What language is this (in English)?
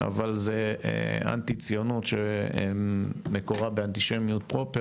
Hebrew